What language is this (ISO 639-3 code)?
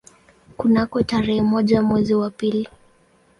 swa